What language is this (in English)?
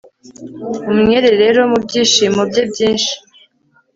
Kinyarwanda